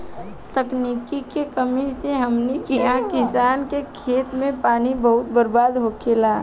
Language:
Bhojpuri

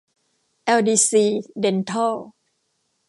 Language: Thai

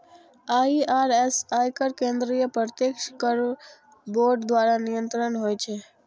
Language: Maithili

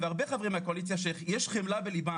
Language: Hebrew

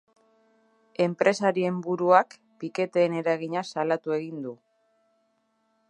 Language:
Basque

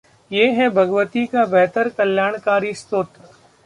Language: Hindi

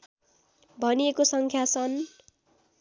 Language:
Nepali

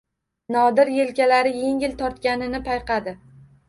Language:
Uzbek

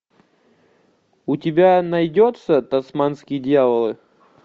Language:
Russian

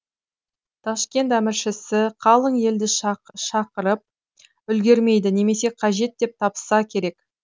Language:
Kazakh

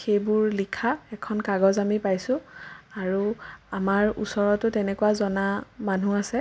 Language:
Assamese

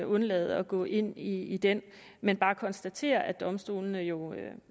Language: Danish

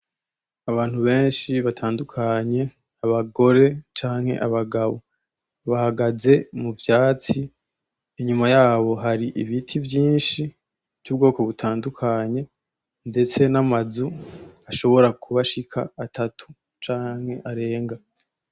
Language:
Rundi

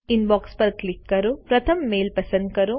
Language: Gujarati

